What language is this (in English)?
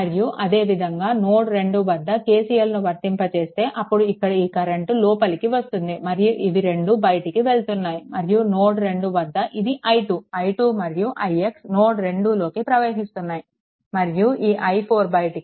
Telugu